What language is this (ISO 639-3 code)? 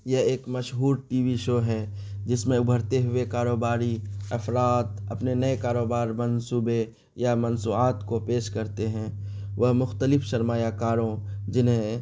urd